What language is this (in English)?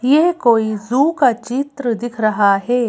Hindi